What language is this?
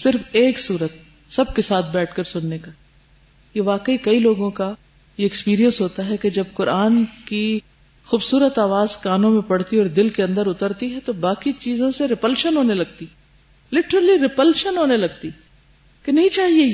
Urdu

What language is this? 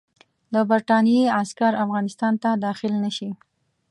Pashto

